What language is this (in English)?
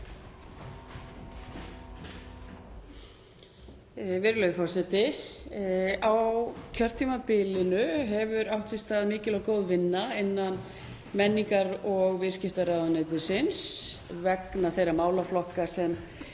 Icelandic